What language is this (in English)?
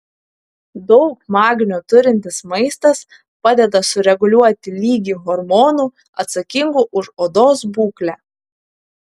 Lithuanian